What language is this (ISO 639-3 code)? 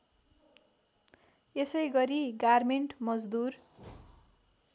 nep